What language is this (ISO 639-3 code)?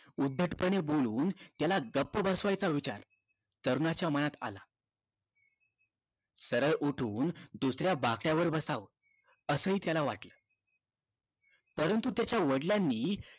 mar